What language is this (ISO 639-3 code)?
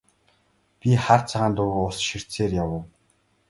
mon